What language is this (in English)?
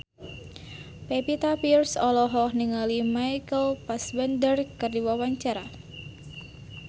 Sundanese